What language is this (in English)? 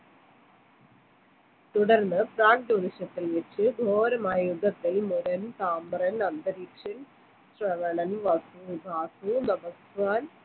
Malayalam